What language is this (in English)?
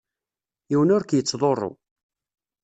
Kabyle